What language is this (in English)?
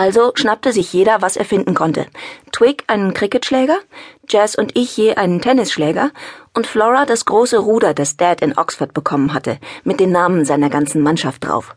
German